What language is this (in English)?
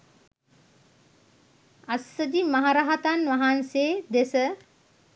Sinhala